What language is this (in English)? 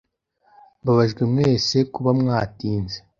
Kinyarwanda